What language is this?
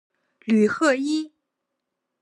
Chinese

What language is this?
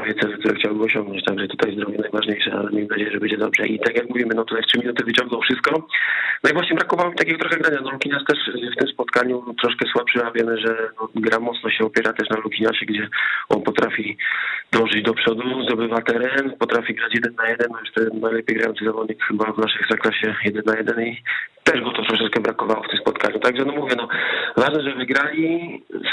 Polish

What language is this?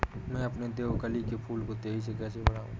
Hindi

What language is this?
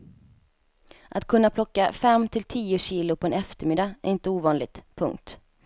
Swedish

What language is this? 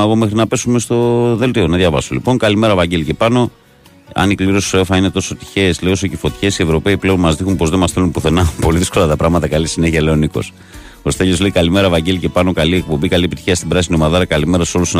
Greek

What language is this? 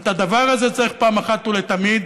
Hebrew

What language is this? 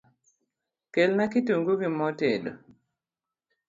Luo (Kenya and Tanzania)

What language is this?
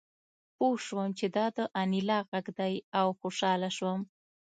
Pashto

